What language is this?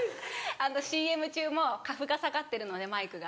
Japanese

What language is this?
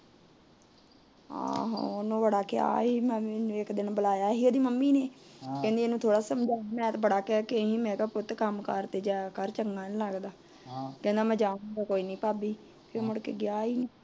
Punjabi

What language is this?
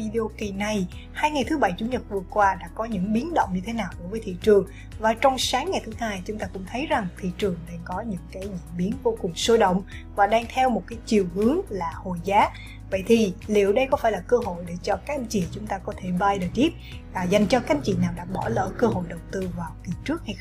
Vietnamese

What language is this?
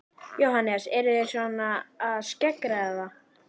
Icelandic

